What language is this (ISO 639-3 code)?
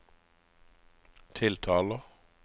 nor